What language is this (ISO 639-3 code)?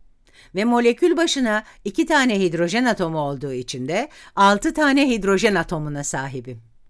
tur